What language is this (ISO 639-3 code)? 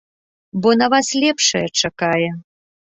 bel